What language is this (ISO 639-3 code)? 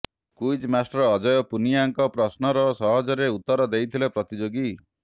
ori